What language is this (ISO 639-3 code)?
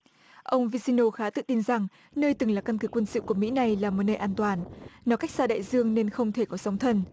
vie